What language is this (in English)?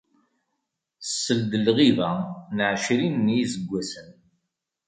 Kabyle